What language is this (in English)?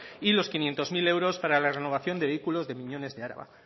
Spanish